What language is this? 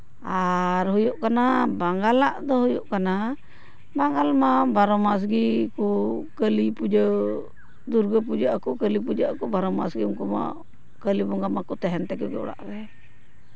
Santali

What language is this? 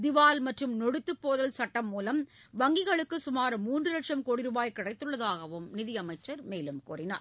Tamil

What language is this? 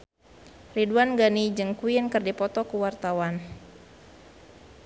Sundanese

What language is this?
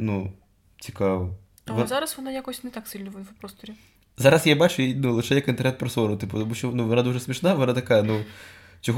Ukrainian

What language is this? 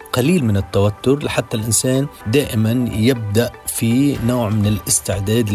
Arabic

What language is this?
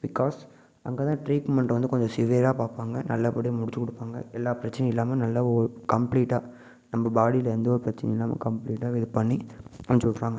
Tamil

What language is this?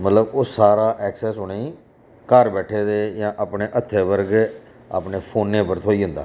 Dogri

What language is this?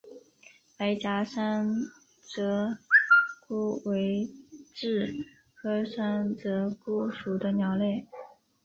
Chinese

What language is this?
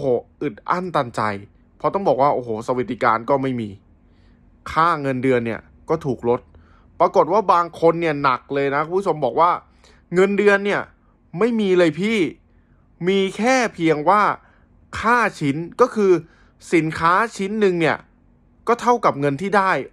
Thai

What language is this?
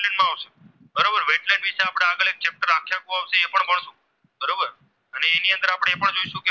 Gujarati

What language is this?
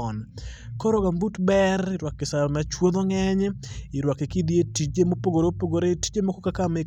Luo (Kenya and Tanzania)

